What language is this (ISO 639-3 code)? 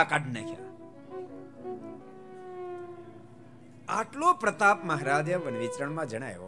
guj